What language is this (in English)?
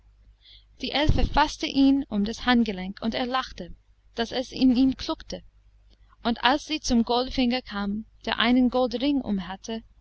German